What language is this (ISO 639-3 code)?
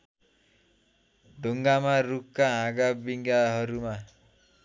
nep